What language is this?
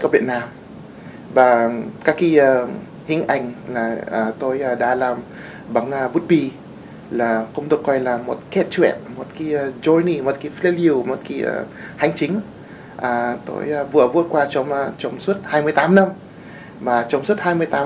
Vietnamese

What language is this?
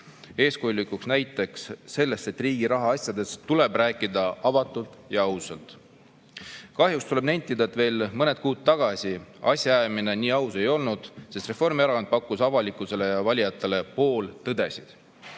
Estonian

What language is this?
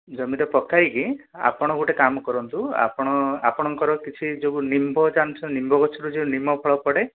Odia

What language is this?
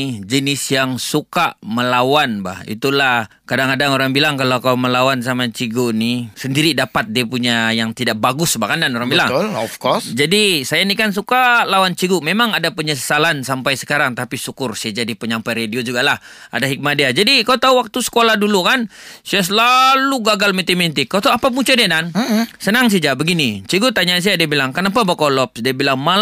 Malay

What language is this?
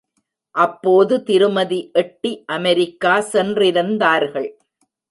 Tamil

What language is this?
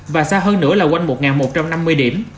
Vietnamese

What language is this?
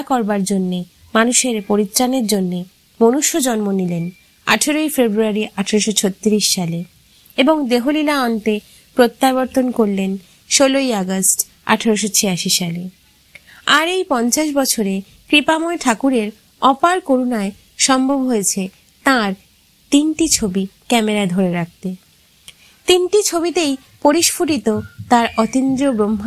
Bangla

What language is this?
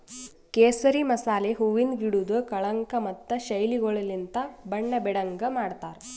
Kannada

